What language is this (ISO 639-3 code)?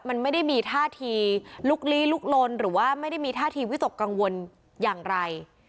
tha